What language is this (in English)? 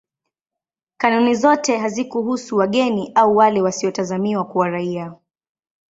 Swahili